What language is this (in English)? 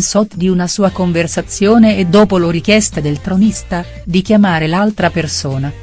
Italian